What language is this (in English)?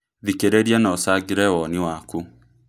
Kikuyu